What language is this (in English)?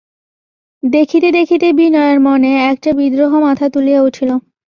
Bangla